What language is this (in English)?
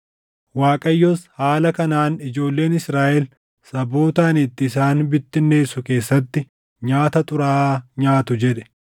Oromo